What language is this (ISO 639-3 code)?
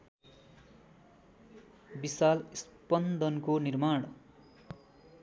nep